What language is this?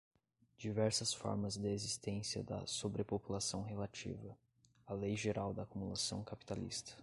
Portuguese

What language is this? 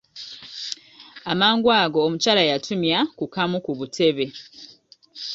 Ganda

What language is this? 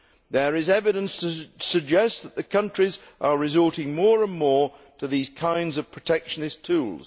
English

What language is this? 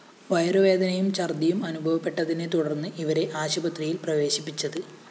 Malayalam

